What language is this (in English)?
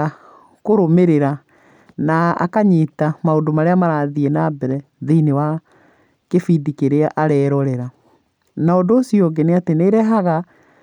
Kikuyu